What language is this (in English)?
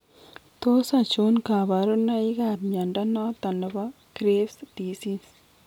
Kalenjin